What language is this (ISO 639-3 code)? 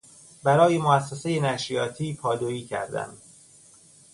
fas